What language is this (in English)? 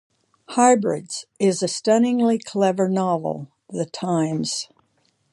English